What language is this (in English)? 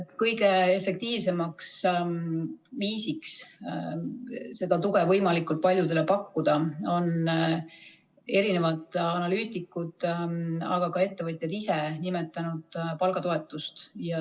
Estonian